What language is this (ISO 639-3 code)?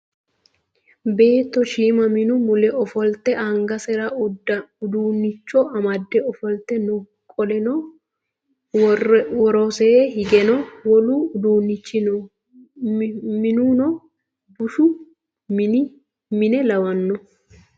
sid